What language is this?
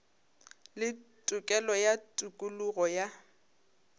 Northern Sotho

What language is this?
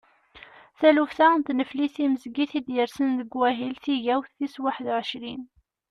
Kabyle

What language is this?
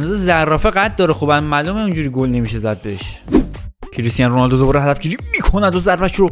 Persian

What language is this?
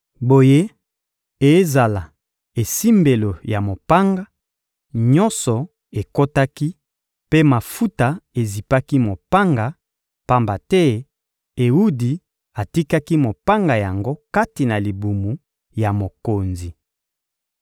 Lingala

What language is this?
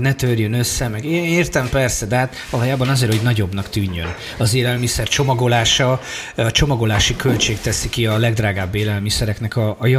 Hungarian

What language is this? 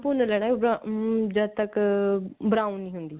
Punjabi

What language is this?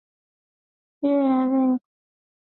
Swahili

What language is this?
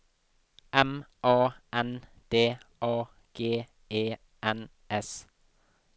Norwegian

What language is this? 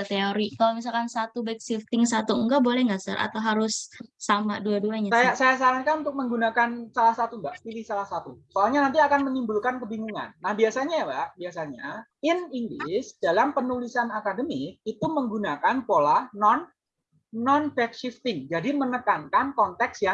Indonesian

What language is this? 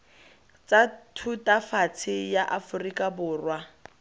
Tswana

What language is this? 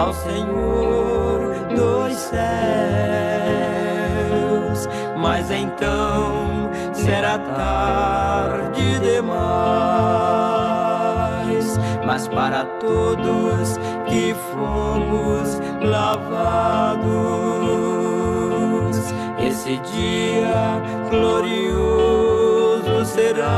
Romanian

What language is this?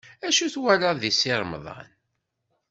Kabyle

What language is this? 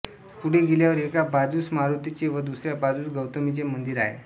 Marathi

